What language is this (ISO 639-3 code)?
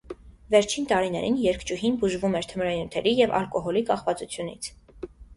hye